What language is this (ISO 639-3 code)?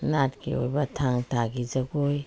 mni